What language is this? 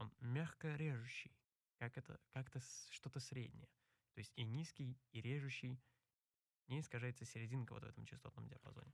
Russian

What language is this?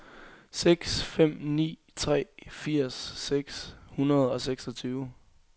Danish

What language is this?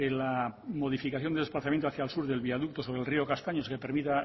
Spanish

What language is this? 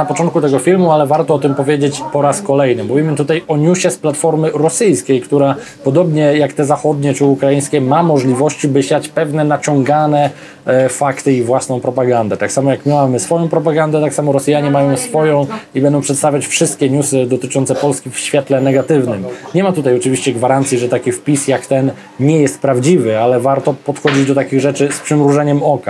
Polish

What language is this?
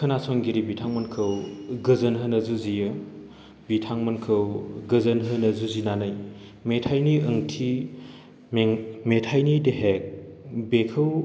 Bodo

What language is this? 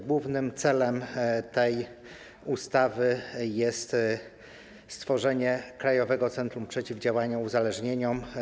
Polish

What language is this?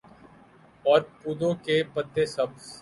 Urdu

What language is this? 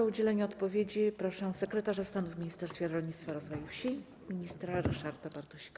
Polish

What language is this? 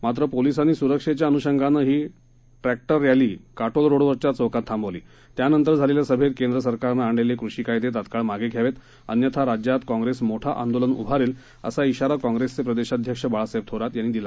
Marathi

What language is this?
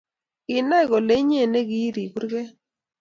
Kalenjin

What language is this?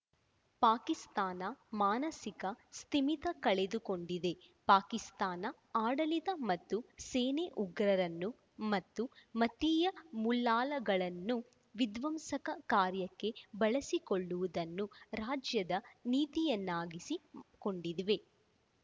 Kannada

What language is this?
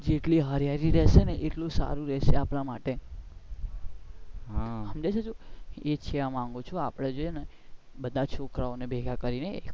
Gujarati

